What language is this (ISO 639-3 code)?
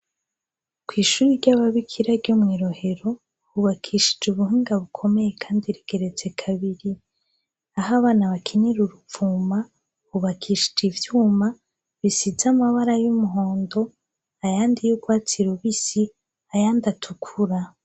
run